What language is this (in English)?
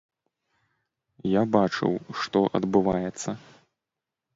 Belarusian